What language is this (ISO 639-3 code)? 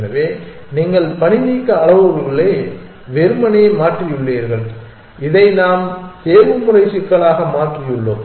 tam